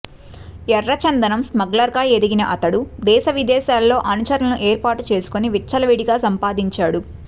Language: Telugu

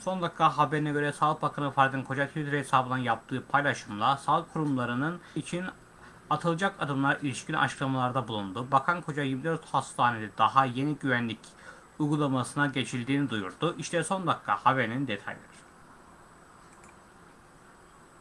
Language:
Turkish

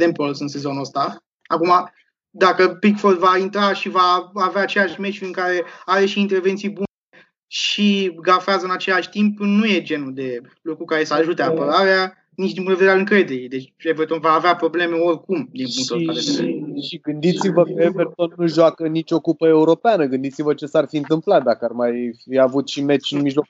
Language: Romanian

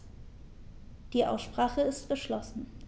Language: German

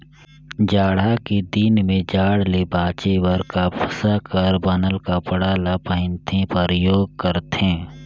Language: Chhattisgarhi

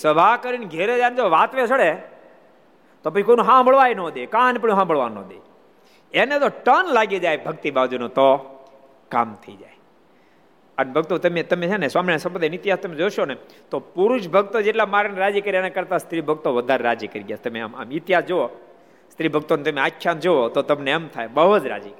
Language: Gujarati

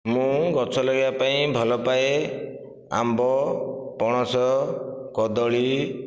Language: Odia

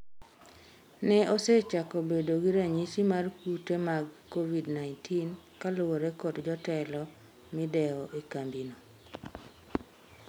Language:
Luo (Kenya and Tanzania)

